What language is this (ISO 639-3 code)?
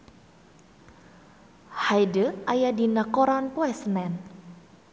sun